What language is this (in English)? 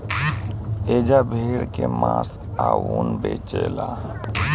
Bhojpuri